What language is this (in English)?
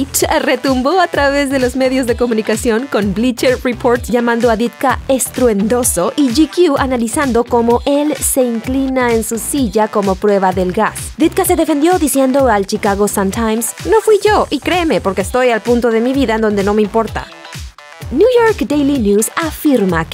Spanish